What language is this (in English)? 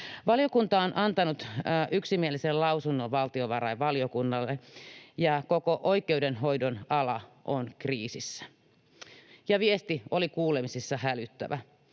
Finnish